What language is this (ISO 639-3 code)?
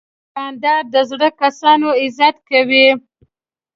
pus